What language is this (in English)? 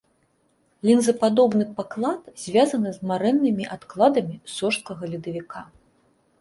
Belarusian